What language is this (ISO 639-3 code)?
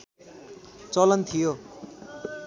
nep